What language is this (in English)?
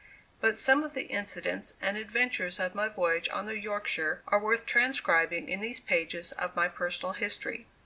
English